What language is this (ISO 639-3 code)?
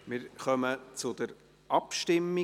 gsw